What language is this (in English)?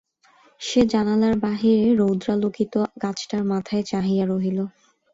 Bangla